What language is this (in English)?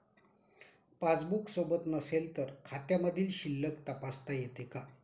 Marathi